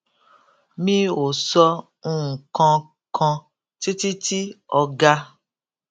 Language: Yoruba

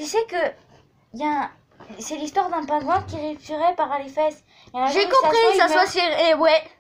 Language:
French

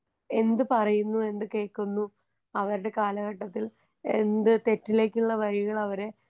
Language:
Malayalam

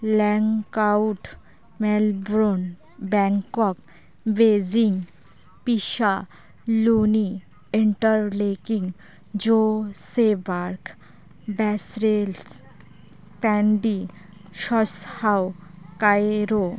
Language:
Santali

